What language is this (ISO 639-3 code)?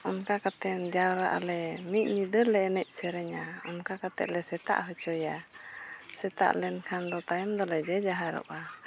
sat